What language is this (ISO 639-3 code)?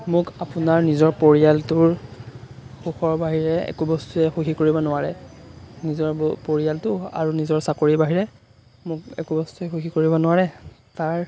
asm